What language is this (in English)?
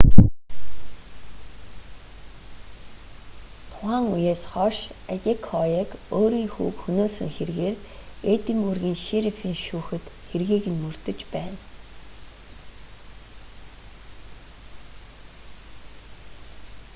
Mongolian